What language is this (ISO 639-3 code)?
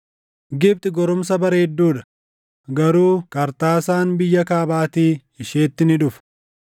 orm